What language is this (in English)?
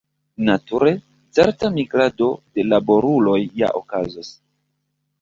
Esperanto